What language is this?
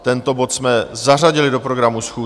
Czech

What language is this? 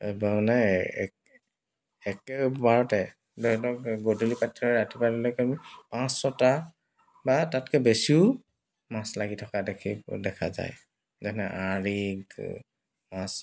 Assamese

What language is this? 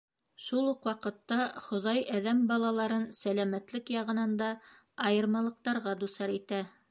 Bashkir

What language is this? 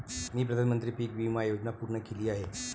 Marathi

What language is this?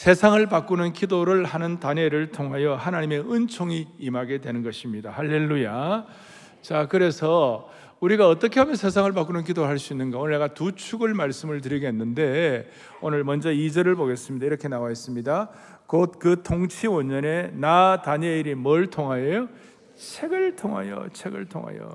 Korean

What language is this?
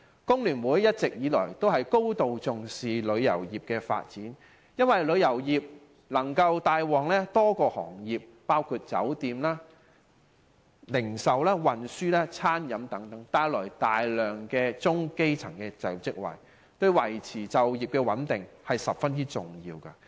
Cantonese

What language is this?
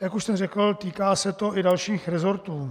Czech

